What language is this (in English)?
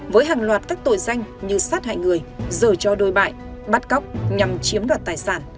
Vietnamese